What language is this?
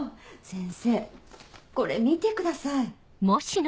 Japanese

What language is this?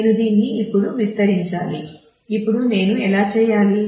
Telugu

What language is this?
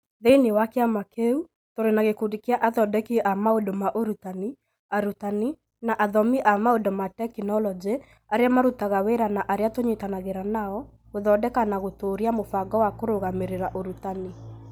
Kikuyu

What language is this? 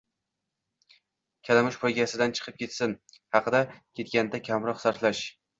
Uzbek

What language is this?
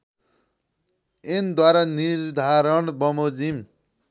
Nepali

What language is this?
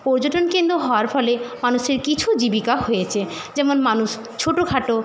Bangla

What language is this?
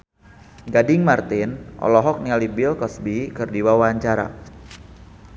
Sundanese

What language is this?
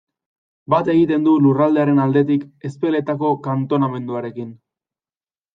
Basque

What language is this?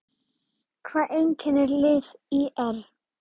Icelandic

